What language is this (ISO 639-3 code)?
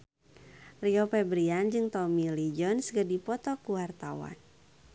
sun